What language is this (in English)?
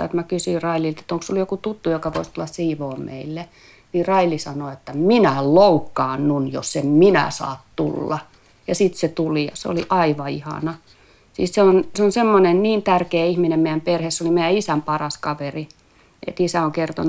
Finnish